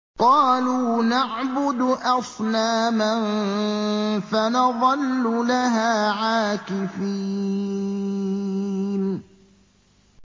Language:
Arabic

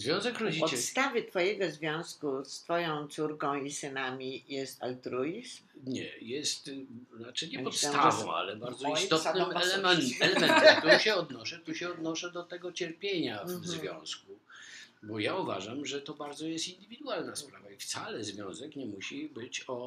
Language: Polish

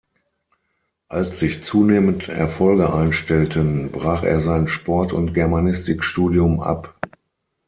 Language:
German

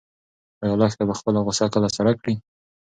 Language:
Pashto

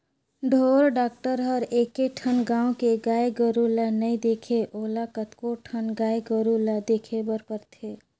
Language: Chhattisgarhi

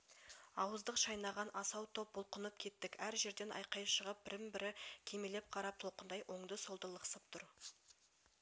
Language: Kazakh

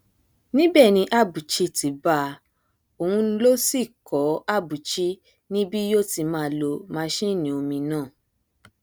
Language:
Yoruba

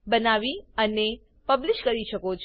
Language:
Gujarati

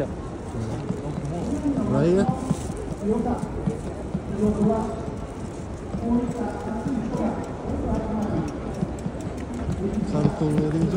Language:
Japanese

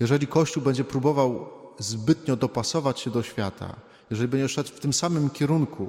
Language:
Polish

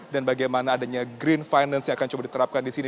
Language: Indonesian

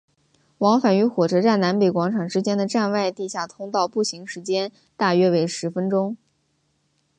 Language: Chinese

